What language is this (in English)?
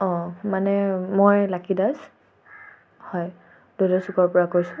Assamese